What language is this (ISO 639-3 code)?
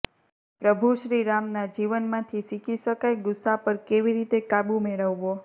guj